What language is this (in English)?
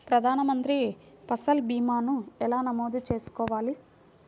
Telugu